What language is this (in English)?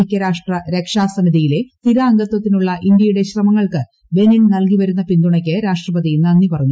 Malayalam